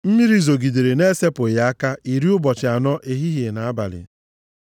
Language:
Igbo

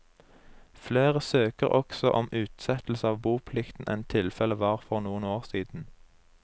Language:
Norwegian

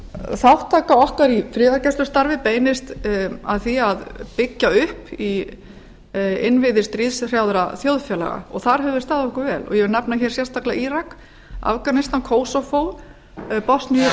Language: Icelandic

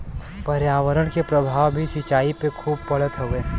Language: Bhojpuri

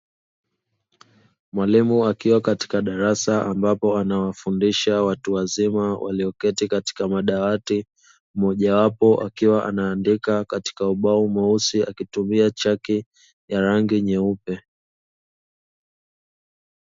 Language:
Swahili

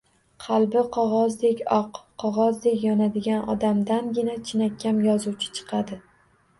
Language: Uzbek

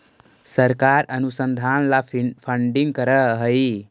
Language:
Magahi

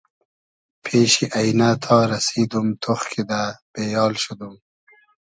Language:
Hazaragi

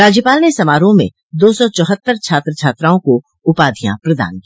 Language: Hindi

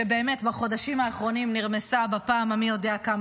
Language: Hebrew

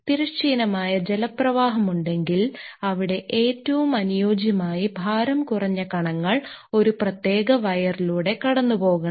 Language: Malayalam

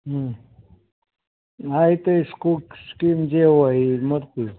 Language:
Gujarati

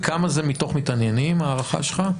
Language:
Hebrew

